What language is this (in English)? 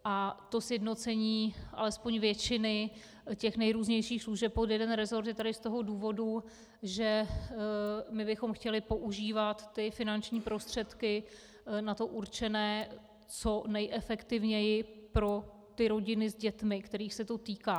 Czech